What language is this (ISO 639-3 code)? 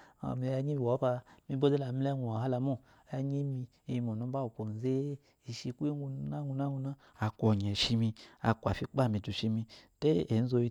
afo